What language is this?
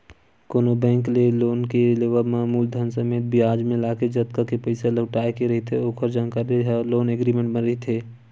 Chhattisgarhi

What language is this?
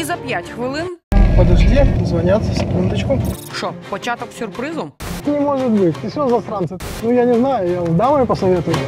Russian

